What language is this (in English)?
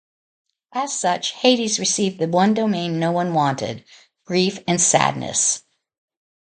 English